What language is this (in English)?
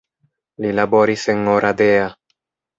Esperanto